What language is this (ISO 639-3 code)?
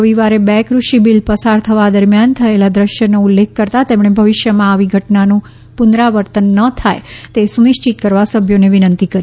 guj